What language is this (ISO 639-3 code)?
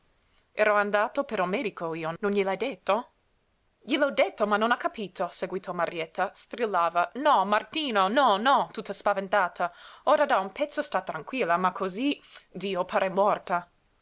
ita